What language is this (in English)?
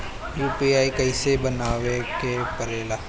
Bhojpuri